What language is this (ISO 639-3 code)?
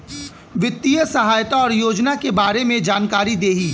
bho